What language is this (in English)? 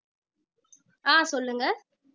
Tamil